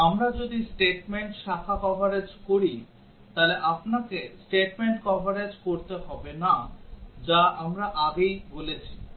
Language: Bangla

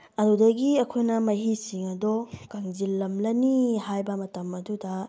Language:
Manipuri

